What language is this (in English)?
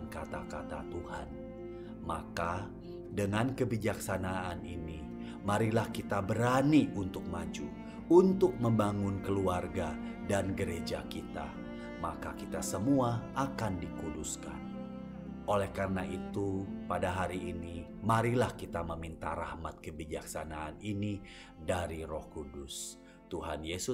Indonesian